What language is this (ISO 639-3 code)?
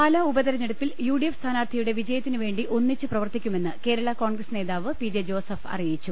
mal